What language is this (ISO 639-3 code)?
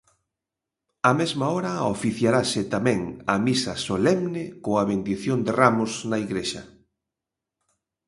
glg